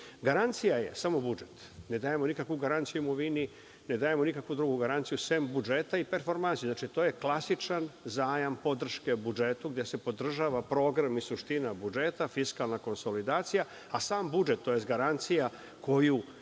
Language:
Serbian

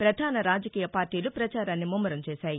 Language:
Telugu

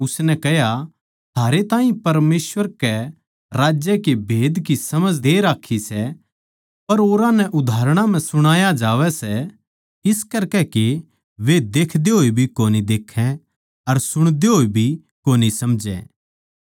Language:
Haryanvi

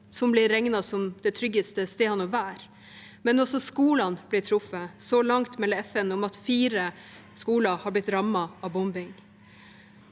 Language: Norwegian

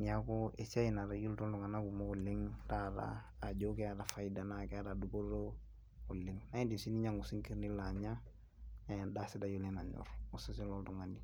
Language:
Masai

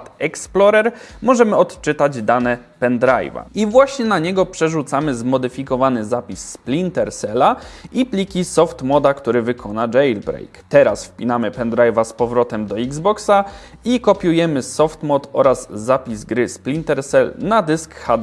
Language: Polish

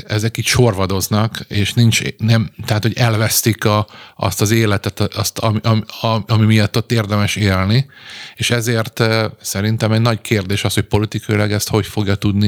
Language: Hungarian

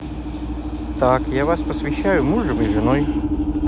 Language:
Russian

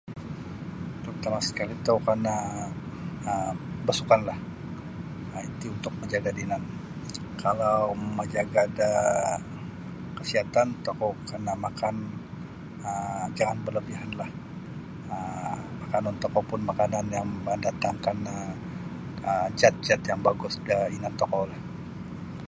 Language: Sabah Bisaya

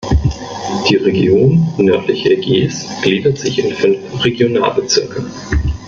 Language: German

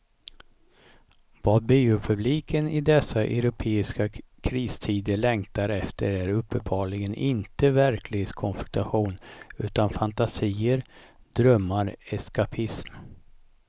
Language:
Swedish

